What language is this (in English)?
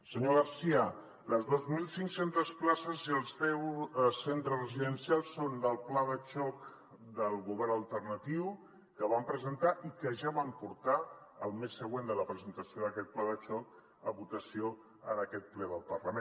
Catalan